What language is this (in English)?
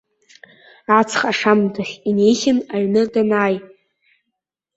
Abkhazian